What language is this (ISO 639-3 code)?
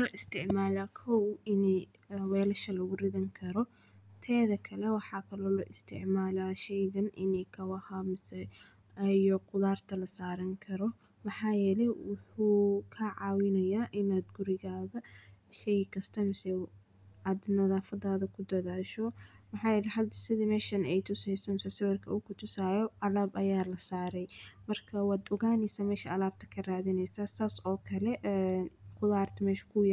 som